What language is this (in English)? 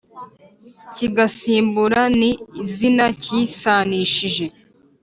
Kinyarwanda